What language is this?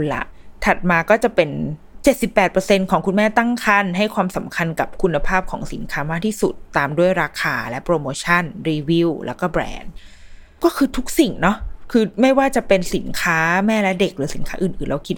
Thai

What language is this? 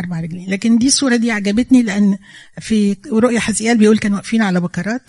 Arabic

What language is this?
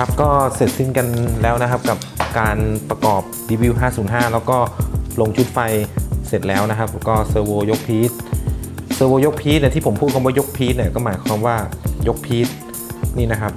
Thai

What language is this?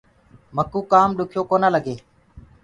Gurgula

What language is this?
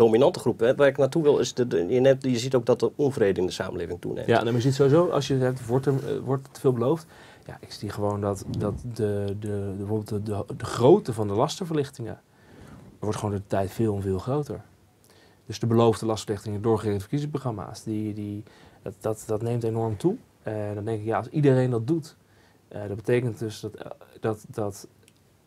Dutch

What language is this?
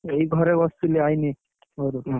Odia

